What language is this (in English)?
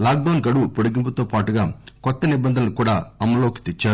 Telugu